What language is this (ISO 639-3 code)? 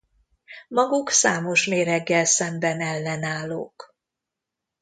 hun